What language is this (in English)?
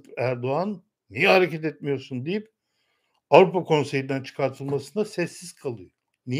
Turkish